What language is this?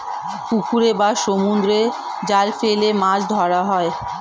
Bangla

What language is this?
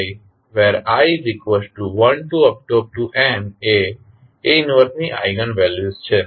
Gujarati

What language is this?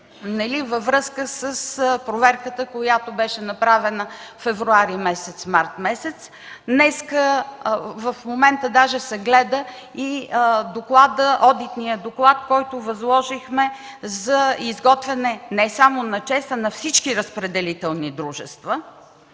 Bulgarian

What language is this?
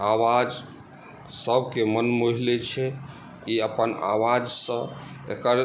Maithili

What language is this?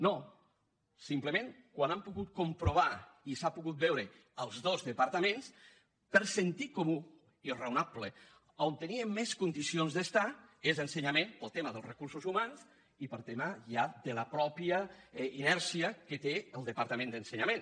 Catalan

